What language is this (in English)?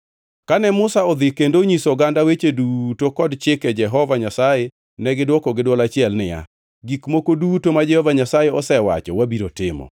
Luo (Kenya and Tanzania)